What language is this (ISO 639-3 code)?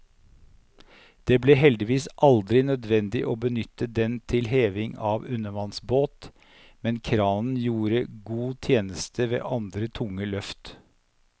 nor